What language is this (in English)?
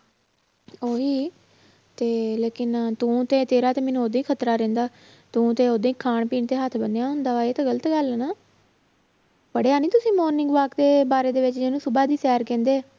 Punjabi